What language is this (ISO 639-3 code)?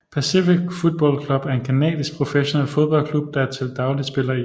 dan